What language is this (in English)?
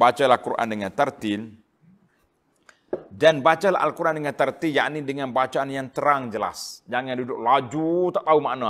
Malay